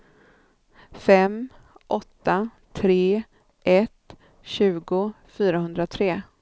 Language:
Swedish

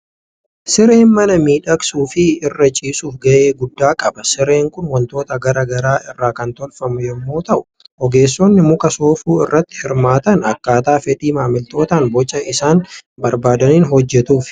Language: Oromo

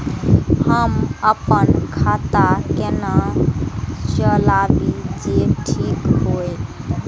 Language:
Maithili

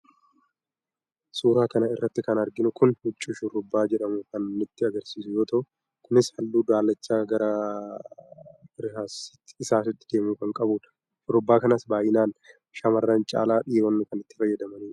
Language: Oromo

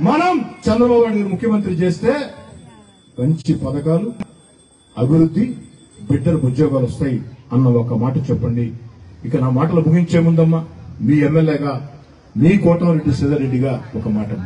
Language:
Hindi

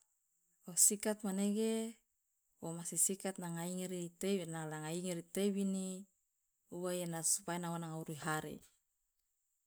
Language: Loloda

